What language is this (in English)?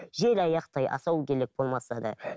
Kazakh